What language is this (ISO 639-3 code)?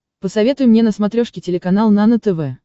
rus